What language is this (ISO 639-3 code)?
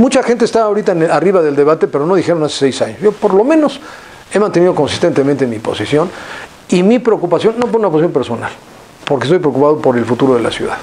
spa